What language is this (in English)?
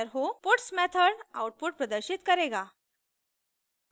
Hindi